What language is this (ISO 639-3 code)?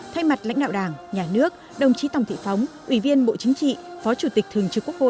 vie